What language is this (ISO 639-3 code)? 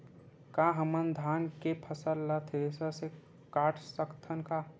hne